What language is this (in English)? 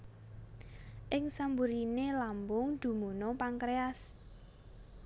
Javanese